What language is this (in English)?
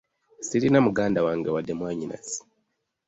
Ganda